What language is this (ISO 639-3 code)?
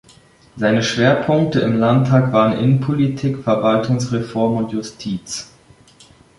deu